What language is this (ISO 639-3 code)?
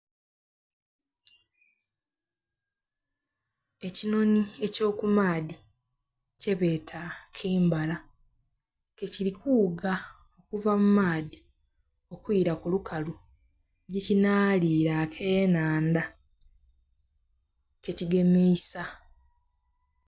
xog